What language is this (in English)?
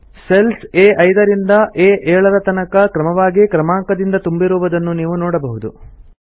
Kannada